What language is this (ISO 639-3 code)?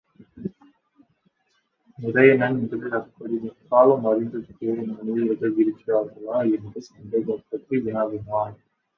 tam